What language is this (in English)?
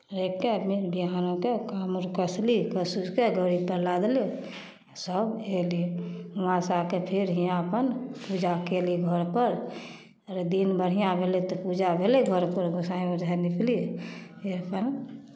Maithili